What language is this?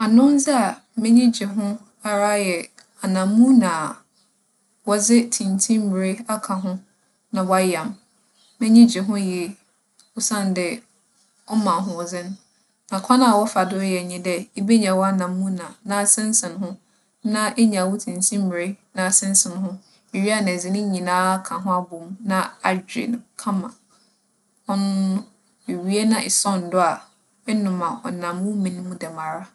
Akan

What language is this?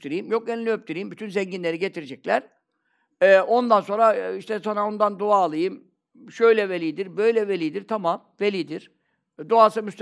Turkish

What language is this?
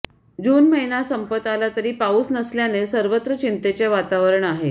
Marathi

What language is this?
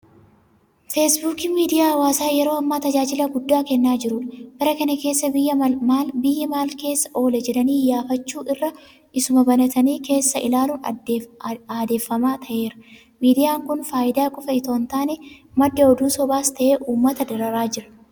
Oromo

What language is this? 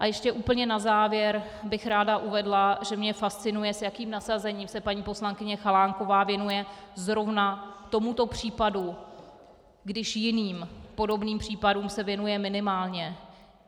Czech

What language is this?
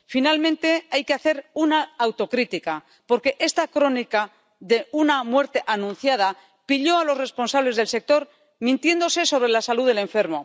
Spanish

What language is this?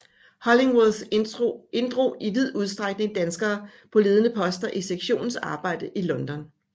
Danish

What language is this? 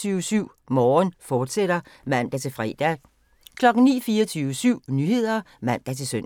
Danish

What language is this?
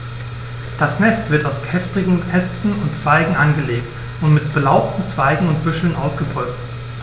German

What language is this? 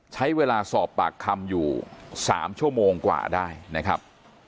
Thai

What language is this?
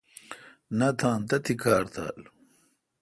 Kalkoti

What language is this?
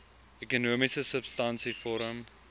Afrikaans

